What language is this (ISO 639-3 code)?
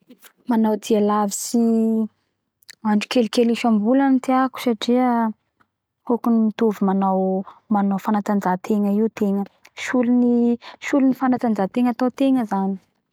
bhr